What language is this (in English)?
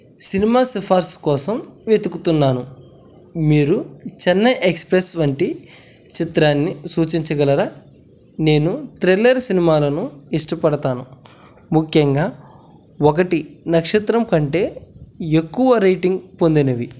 Telugu